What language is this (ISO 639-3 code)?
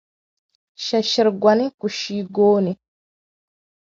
dag